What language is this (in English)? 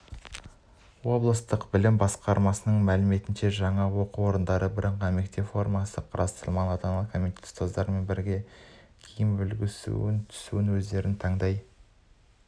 Kazakh